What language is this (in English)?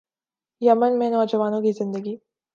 Urdu